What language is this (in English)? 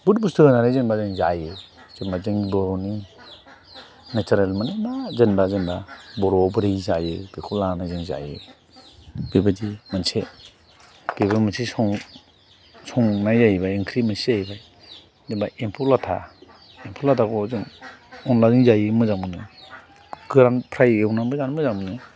Bodo